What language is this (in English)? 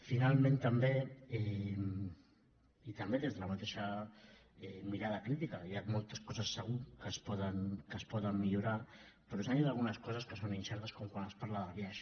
Catalan